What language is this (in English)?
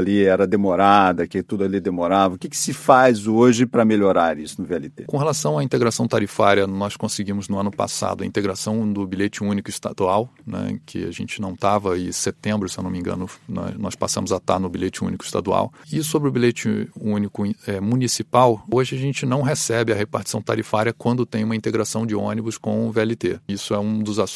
Portuguese